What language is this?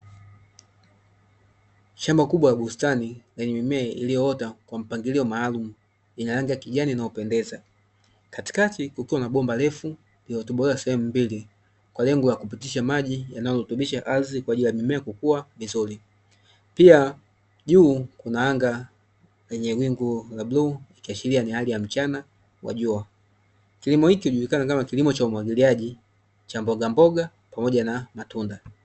Swahili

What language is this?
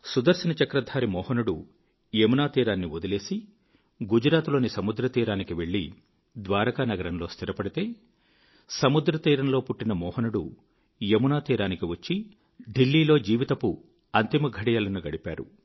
Telugu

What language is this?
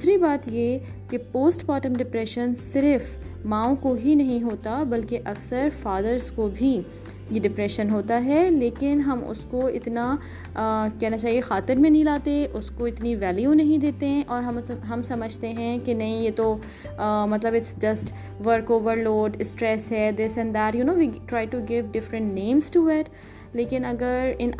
Urdu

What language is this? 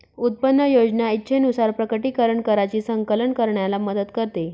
Marathi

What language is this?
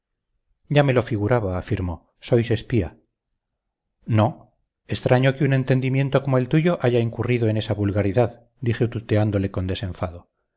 Spanish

